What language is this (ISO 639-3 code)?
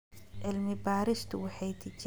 som